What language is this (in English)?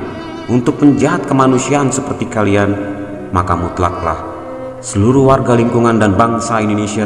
Indonesian